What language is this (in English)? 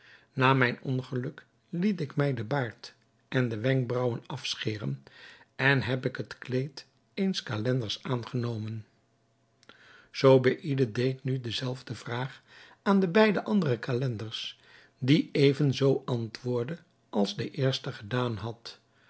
Dutch